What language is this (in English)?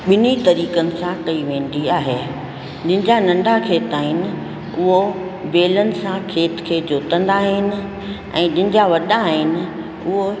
Sindhi